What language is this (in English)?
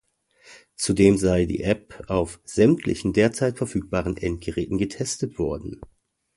German